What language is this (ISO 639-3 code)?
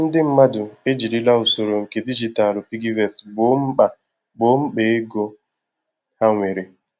ibo